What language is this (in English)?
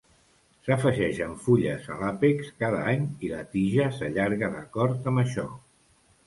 Catalan